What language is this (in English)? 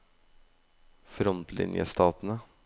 Norwegian